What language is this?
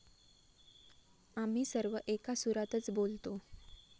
Marathi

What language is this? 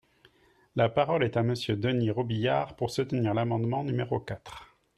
French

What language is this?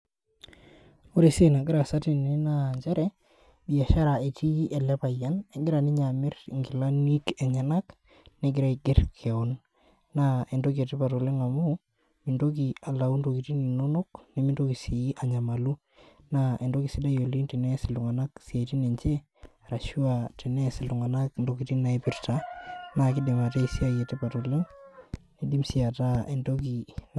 Masai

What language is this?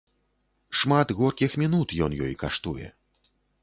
Belarusian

